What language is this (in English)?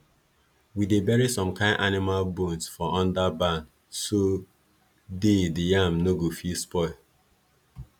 Nigerian Pidgin